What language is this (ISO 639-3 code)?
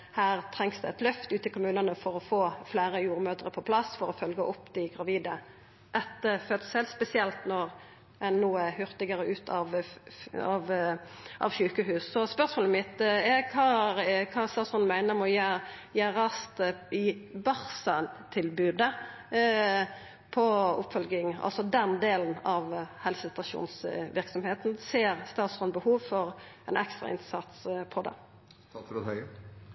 nno